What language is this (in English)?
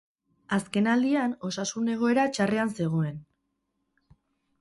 Basque